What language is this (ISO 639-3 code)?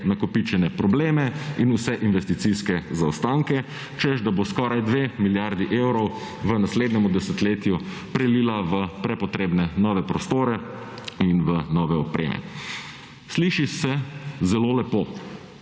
slv